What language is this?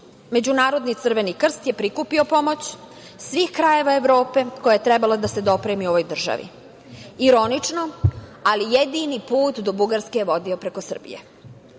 Serbian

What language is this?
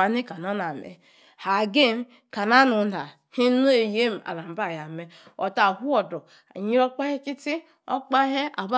Yace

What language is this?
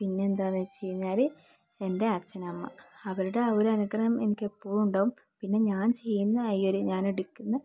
Malayalam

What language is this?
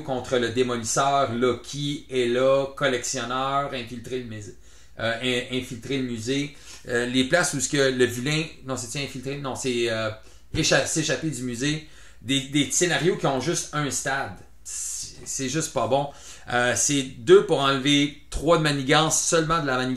French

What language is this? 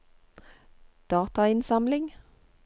Norwegian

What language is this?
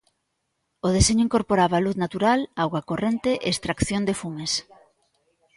Galician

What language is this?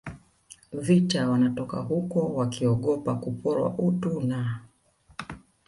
Swahili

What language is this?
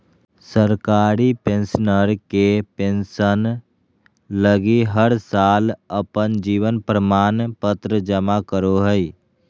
Magahi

